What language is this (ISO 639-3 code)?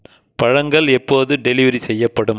tam